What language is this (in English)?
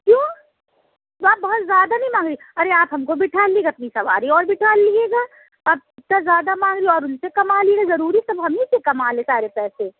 Urdu